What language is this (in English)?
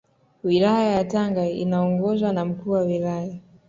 Swahili